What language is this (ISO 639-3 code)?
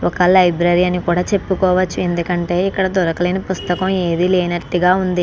tel